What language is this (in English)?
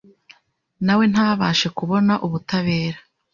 Kinyarwanda